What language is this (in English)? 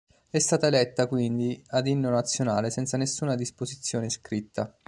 Italian